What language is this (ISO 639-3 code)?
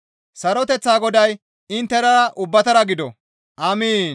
gmv